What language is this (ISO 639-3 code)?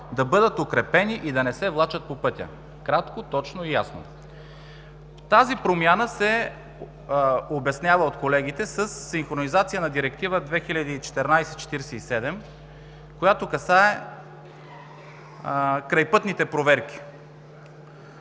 bul